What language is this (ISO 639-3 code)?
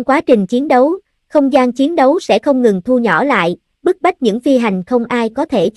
vie